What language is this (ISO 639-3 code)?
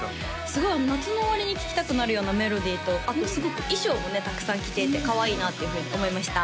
jpn